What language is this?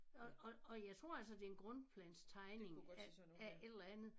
Danish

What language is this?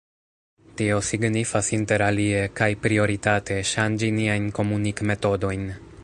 Esperanto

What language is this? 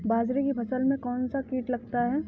Hindi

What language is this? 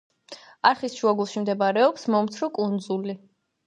Georgian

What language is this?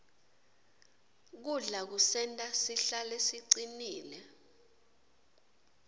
Swati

